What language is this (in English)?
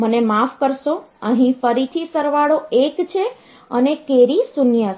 Gujarati